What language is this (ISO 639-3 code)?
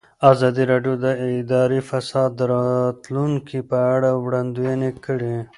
pus